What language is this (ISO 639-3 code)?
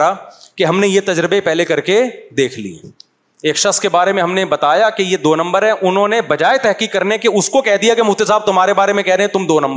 urd